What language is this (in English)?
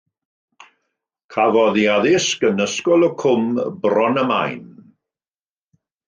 Welsh